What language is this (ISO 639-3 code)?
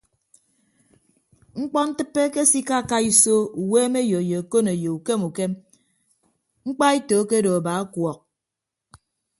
ibb